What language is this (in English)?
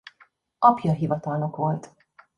Hungarian